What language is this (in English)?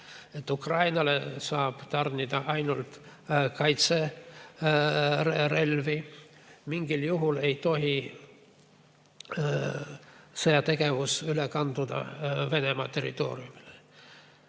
Estonian